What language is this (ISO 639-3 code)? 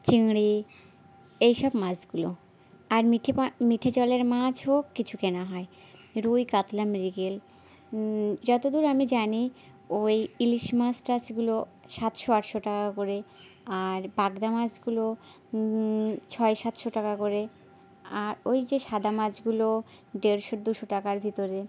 ben